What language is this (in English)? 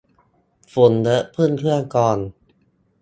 Thai